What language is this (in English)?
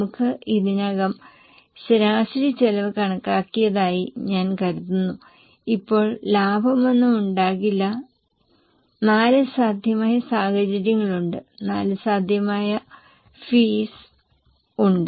Malayalam